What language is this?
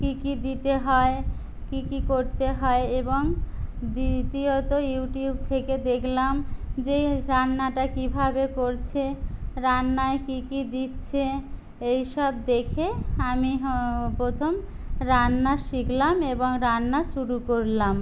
Bangla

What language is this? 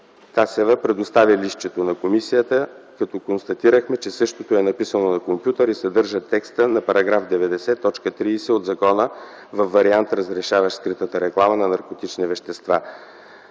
Bulgarian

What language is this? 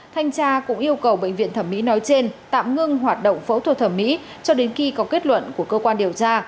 Vietnamese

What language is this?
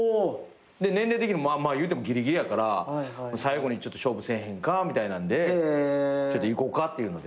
Japanese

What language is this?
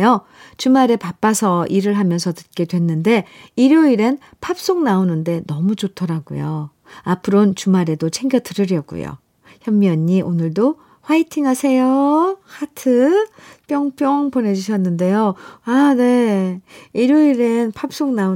Korean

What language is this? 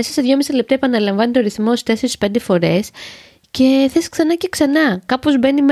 Greek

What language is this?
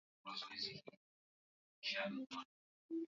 Swahili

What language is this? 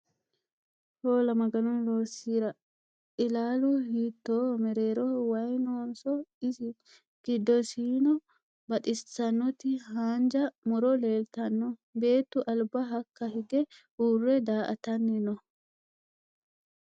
Sidamo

